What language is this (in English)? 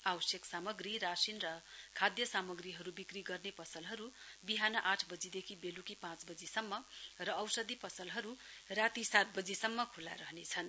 Nepali